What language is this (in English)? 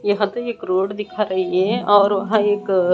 Hindi